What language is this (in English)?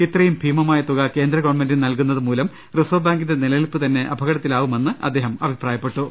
Malayalam